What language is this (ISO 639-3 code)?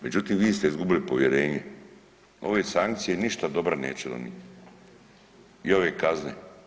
hrv